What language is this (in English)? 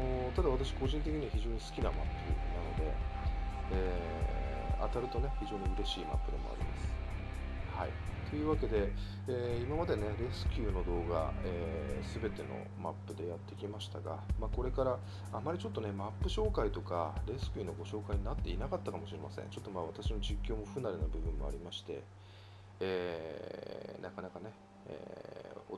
Japanese